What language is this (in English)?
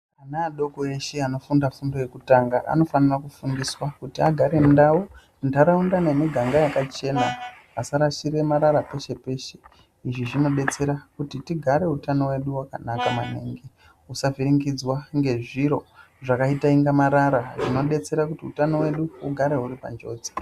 Ndau